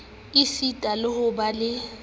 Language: Southern Sotho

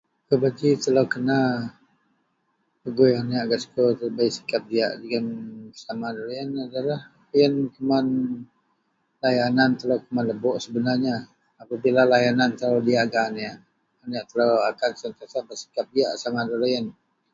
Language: Central Melanau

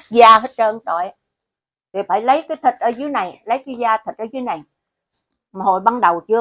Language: Vietnamese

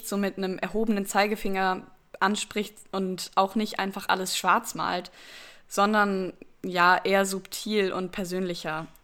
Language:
German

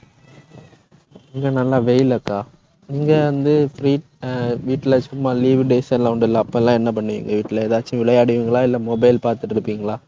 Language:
Tamil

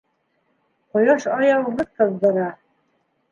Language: Bashkir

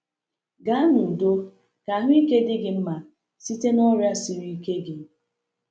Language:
Igbo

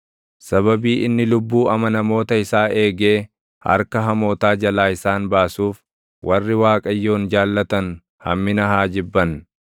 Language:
Oromo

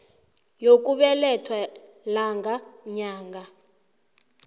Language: South Ndebele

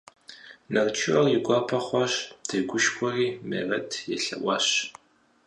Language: Kabardian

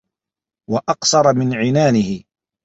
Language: Arabic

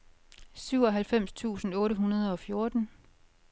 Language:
Danish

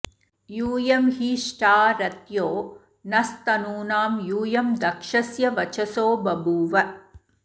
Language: Sanskrit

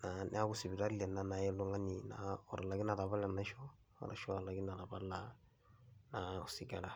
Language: Masai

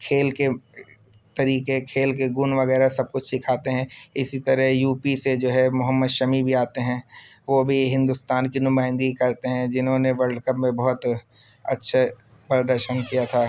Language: Urdu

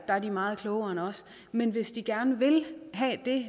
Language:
Danish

